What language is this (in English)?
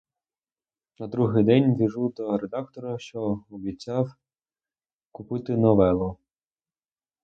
Ukrainian